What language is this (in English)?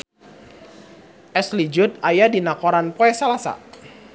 Sundanese